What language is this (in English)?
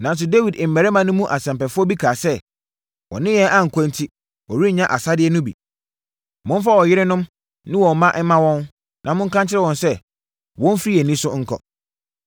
Akan